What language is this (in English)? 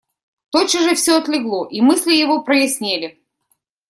Russian